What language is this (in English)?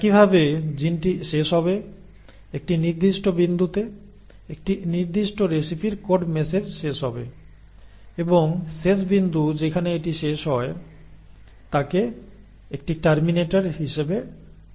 Bangla